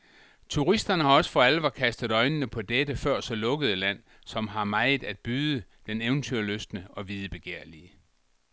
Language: Danish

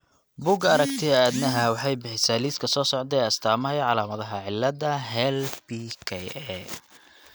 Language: Somali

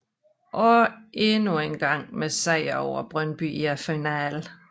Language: Danish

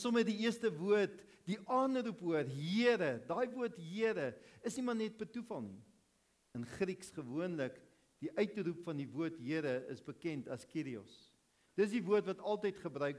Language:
Dutch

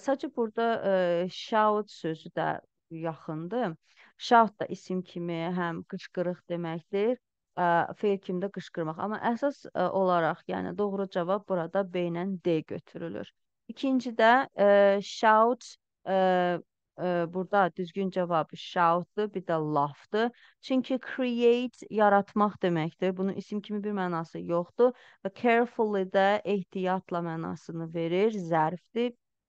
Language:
Turkish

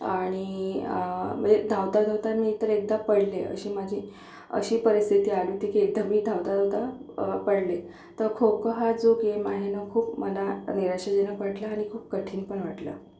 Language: Marathi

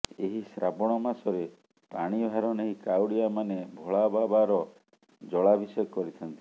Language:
Odia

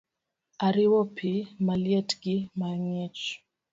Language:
Luo (Kenya and Tanzania)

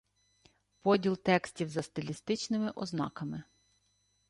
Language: Ukrainian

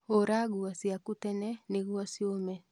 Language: Kikuyu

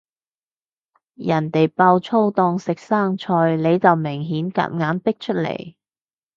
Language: Cantonese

